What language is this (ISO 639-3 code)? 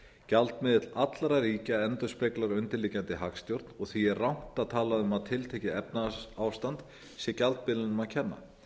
isl